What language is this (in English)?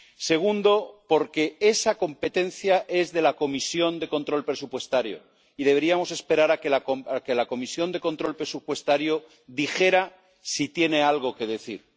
Spanish